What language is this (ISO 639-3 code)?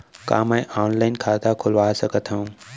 hne